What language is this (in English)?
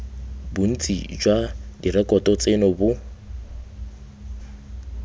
Tswana